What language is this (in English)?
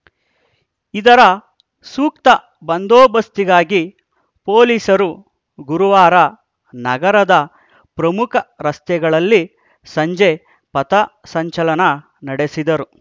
Kannada